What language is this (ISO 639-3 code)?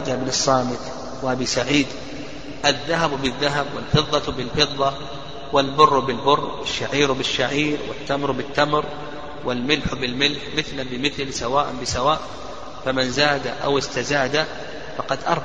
ara